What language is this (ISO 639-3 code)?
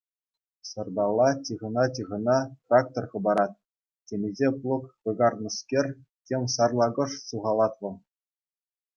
chv